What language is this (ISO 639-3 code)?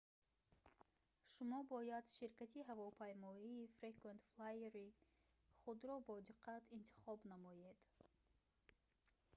tgk